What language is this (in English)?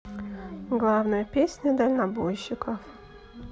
Russian